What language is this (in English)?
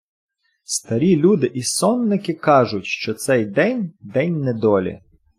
Ukrainian